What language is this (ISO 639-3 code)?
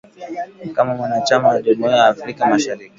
swa